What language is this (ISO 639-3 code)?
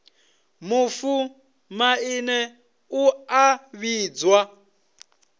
ven